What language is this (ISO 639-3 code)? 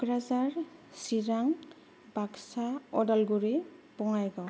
brx